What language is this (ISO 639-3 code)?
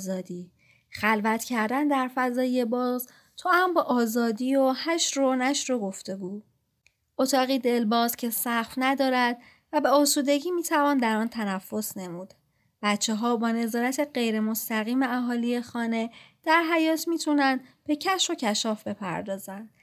fas